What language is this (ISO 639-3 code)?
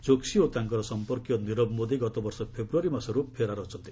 ori